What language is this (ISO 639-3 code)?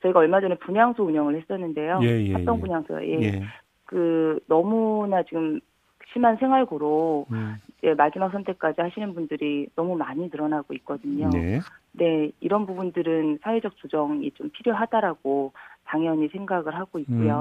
kor